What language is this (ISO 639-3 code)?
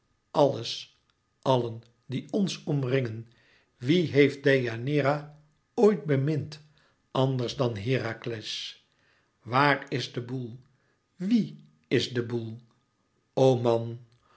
nld